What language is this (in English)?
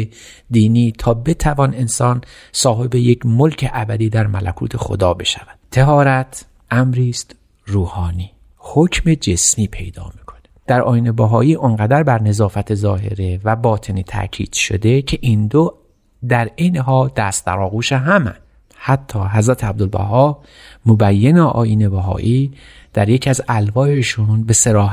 Persian